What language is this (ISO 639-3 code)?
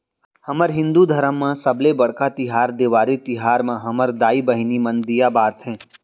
hne